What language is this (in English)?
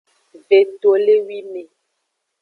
Aja (Benin)